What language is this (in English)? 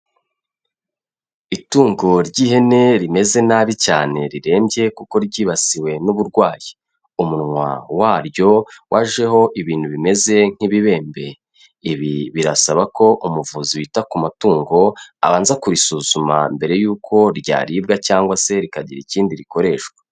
Kinyarwanda